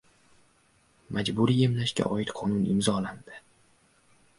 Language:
Uzbek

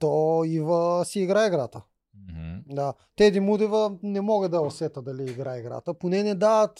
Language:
Bulgarian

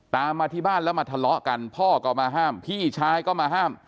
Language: Thai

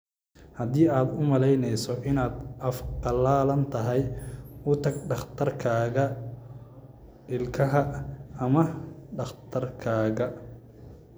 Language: Somali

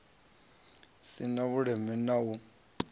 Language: Venda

